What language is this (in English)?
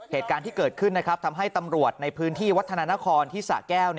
Thai